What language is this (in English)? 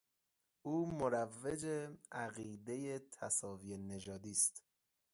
Persian